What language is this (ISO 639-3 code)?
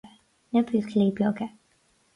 gle